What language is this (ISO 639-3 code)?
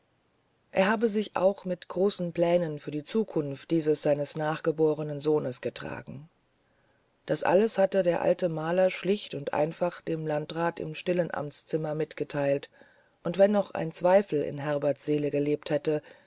deu